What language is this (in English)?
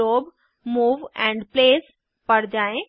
Hindi